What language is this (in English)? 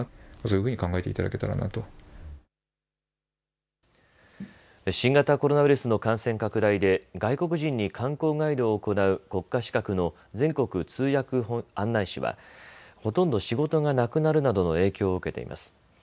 Japanese